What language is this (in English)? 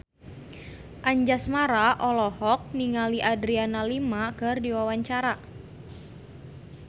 Sundanese